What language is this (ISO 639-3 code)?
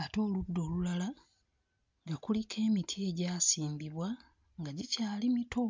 lug